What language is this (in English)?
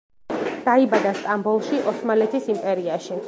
Georgian